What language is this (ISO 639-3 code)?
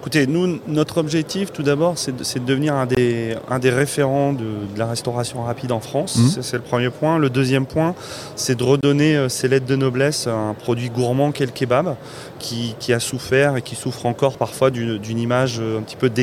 fra